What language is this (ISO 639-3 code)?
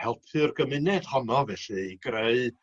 cym